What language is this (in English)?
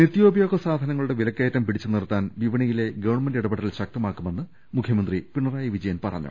Malayalam